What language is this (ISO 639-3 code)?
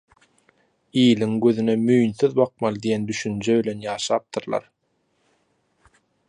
tuk